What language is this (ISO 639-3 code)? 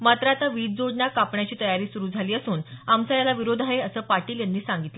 mar